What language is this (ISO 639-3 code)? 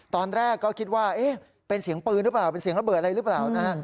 tha